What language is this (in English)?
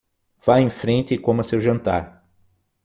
Portuguese